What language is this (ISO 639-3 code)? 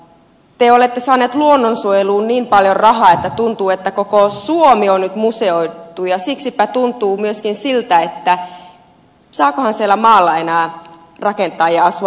fin